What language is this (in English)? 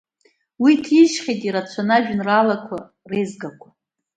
Abkhazian